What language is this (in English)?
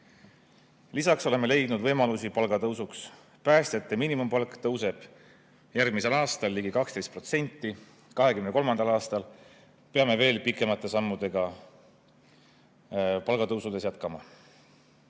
Estonian